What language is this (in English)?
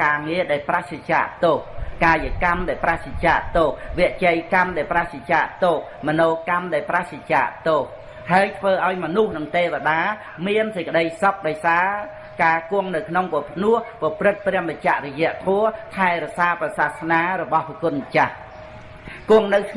Vietnamese